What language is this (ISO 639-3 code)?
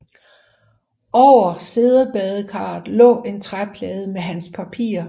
dan